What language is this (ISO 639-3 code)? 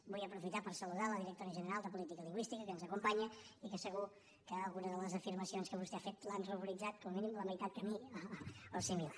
cat